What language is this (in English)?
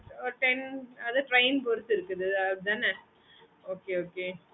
Tamil